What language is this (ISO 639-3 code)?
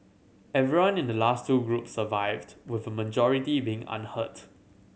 eng